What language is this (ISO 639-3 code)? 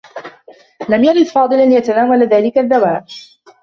ara